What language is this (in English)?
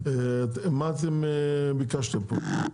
Hebrew